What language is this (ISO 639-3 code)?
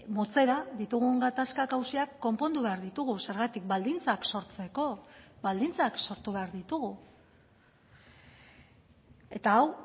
eus